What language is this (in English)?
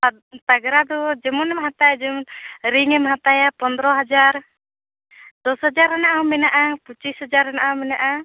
Santali